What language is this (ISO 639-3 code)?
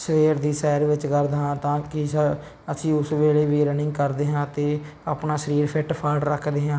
pan